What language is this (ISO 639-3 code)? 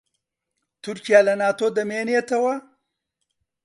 ckb